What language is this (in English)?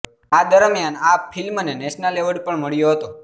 Gujarati